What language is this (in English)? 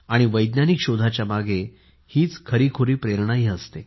Marathi